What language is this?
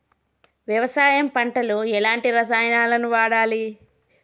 Telugu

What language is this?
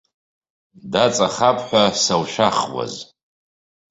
Abkhazian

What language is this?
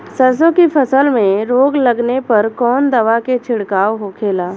Bhojpuri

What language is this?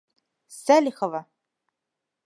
Bashkir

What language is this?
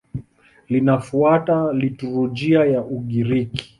Swahili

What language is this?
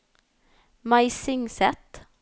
Norwegian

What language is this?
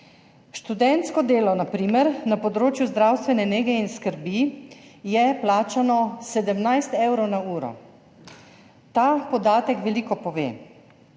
Slovenian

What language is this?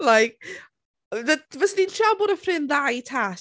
Welsh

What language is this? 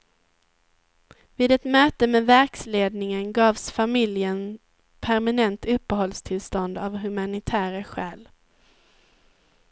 Swedish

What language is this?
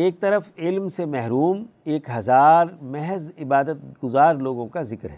Urdu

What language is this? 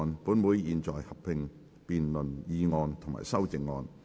Cantonese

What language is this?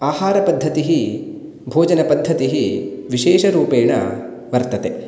Sanskrit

